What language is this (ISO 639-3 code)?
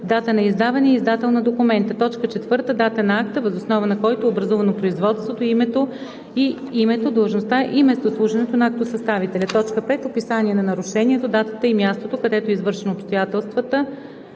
bul